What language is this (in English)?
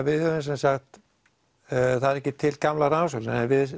Icelandic